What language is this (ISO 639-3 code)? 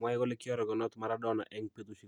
kln